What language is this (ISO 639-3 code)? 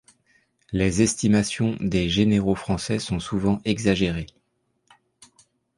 fra